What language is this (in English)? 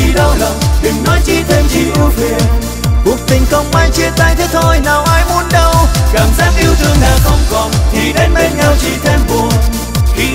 Vietnamese